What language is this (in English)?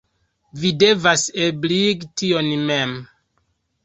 Esperanto